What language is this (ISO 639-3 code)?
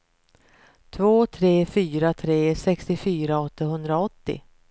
swe